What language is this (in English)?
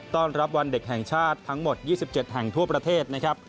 Thai